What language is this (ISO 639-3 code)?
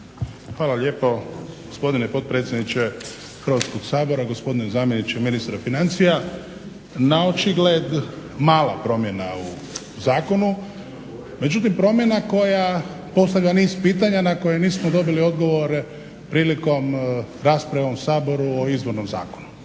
hrv